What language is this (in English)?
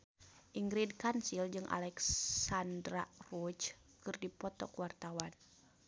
Sundanese